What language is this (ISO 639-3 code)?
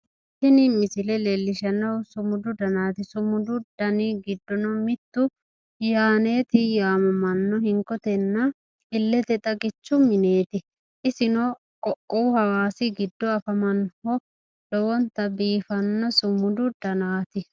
sid